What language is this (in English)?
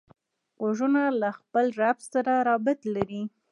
Pashto